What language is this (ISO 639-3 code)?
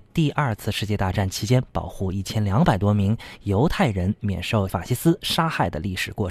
zho